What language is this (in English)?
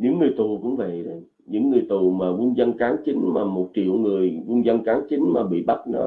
Vietnamese